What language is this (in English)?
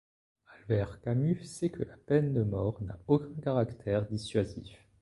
French